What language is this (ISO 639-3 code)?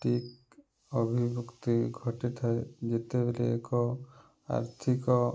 ori